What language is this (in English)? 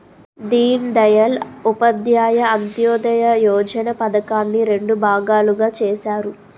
Telugu